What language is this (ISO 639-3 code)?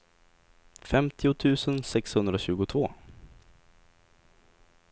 swe